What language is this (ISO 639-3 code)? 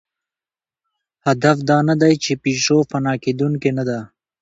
pus